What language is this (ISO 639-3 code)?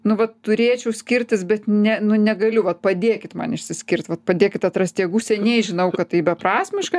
lit